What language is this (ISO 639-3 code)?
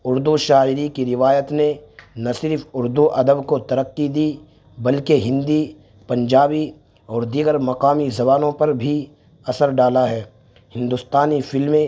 urd